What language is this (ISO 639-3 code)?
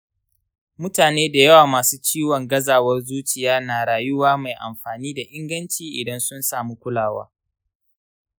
hau